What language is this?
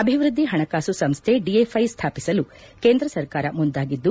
Kannada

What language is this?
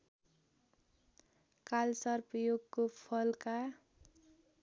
Nepali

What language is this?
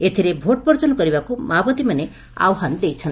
Odia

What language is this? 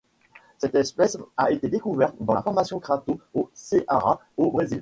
French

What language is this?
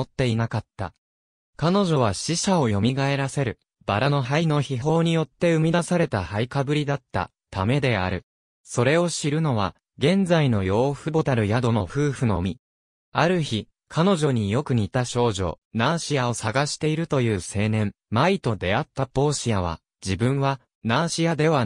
Japanese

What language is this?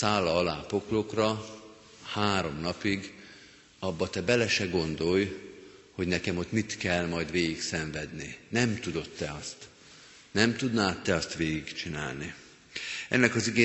Hungarian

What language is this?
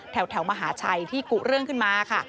Thai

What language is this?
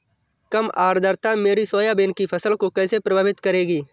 Hindi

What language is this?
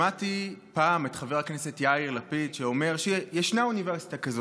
Hebrew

